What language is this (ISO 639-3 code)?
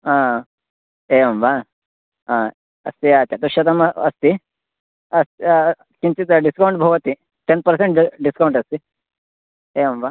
san